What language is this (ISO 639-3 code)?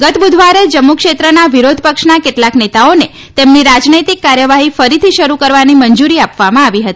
guj